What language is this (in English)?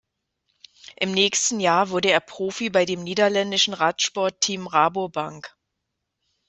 German